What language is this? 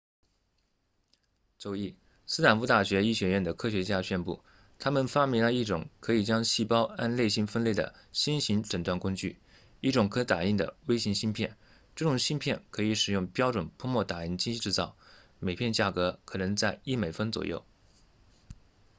Chinese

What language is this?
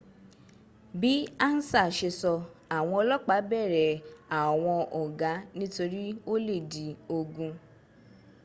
Yoruba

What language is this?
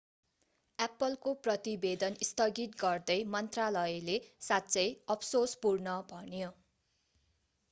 Nepali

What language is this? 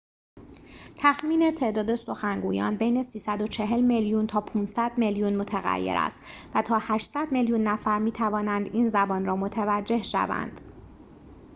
Persian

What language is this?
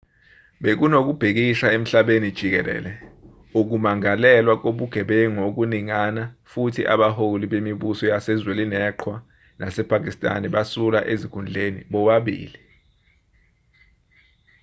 Zulu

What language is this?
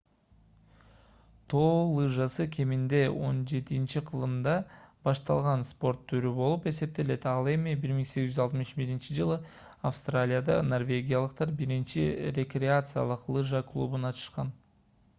Kyrgyz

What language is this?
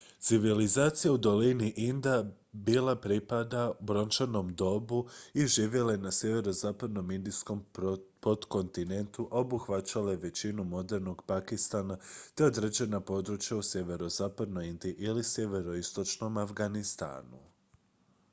Croatian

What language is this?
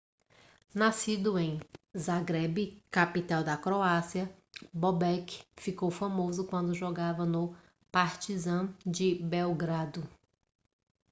Portuguese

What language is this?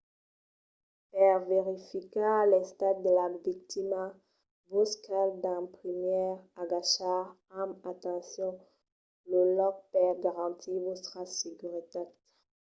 Occitan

